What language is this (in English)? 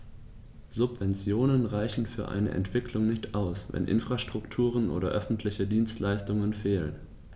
German